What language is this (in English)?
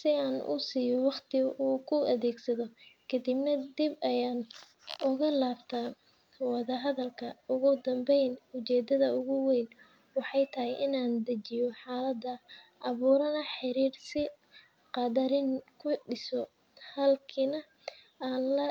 Somali